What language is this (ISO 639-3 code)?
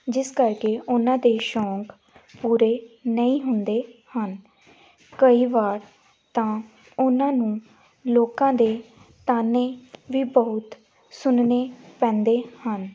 pan